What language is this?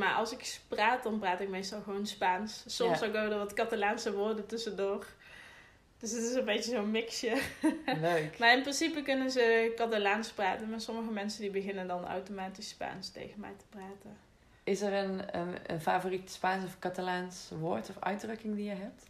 Dutch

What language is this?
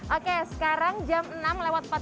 Indonesian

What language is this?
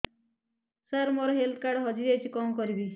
Odia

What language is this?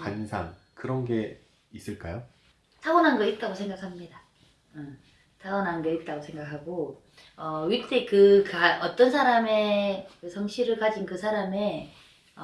Korean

